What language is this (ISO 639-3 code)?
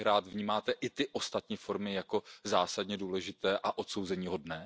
ces